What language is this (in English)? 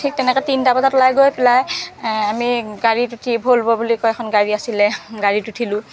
Assamese